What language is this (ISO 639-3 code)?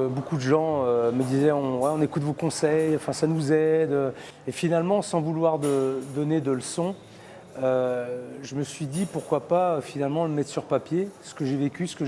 fra